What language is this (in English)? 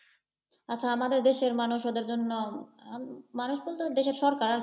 Bangla